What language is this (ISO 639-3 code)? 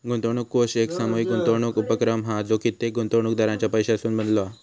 mar